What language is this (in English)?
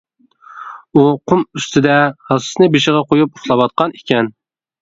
Uyghur